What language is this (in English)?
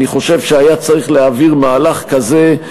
Hebrew